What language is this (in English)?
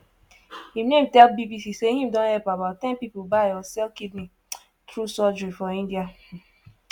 Nigerian Pidgin